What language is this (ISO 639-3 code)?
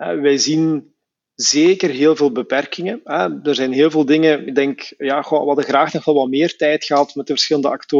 nld